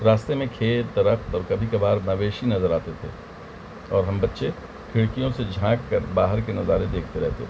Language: Urdu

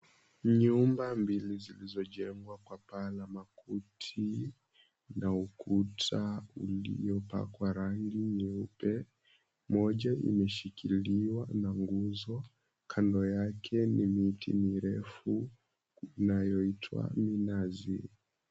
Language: Swahili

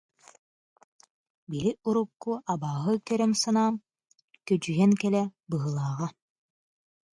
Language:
Yakut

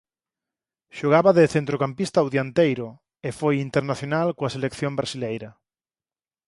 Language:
Galician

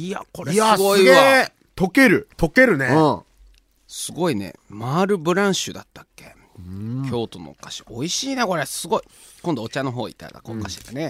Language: Japanese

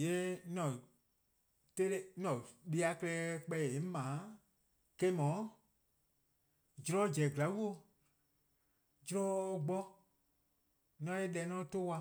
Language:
Eastern Krahn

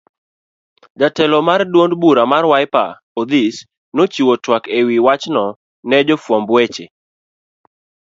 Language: Luo (Kenya and Tanzania)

